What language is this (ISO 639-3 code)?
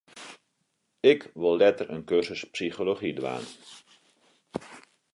fry